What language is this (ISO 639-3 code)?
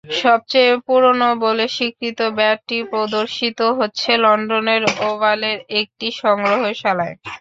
ben